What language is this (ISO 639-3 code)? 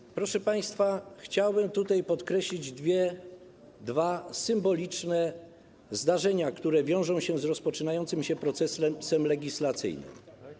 pol